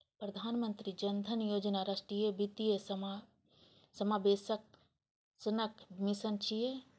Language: Maithili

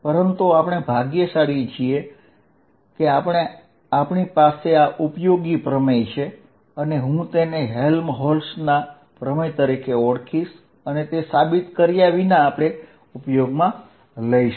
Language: Gujarati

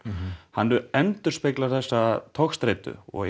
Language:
Icelandic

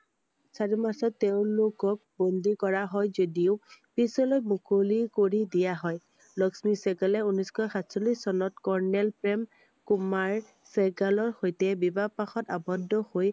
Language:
Assamese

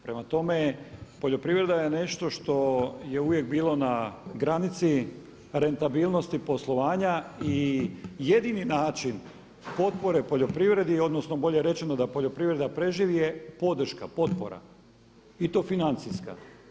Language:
Croatian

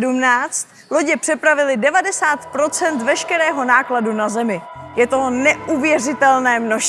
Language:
Czech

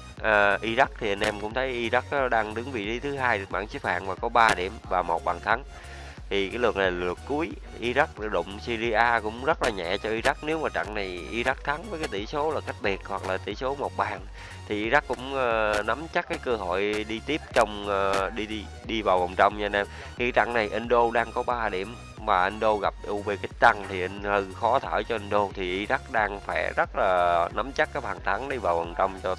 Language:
Vietnamese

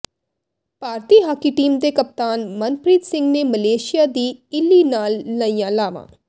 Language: Punjabi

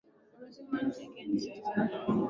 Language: Swahili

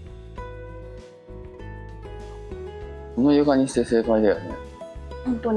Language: Japanese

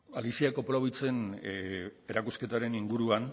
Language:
Basque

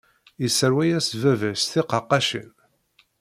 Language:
Kabyle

